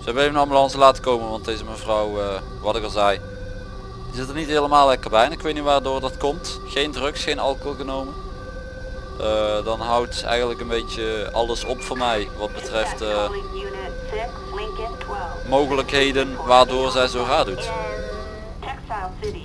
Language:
Dutch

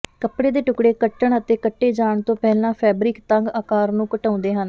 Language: Punjabi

